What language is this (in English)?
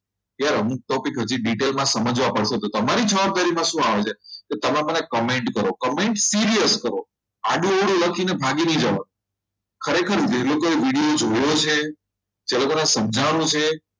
Gujarati